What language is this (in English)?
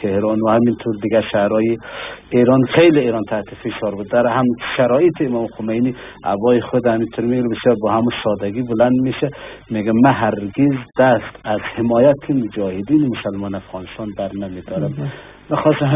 Persian